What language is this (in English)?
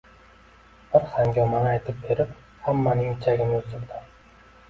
Uzbek